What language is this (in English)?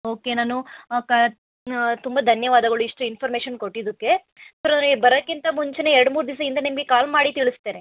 Kannada